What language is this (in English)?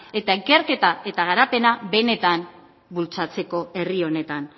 Basque